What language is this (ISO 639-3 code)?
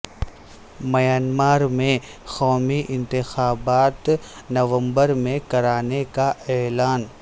urd